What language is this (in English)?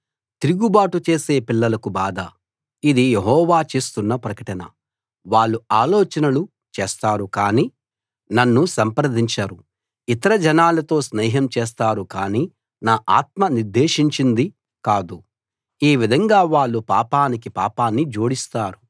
Telugu